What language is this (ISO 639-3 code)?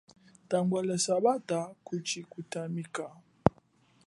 cjk